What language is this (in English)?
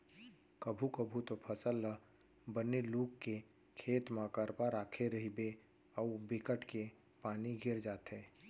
Chhattisgarhi